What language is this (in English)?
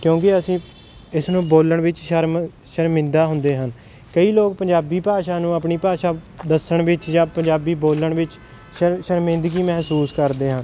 Punjabi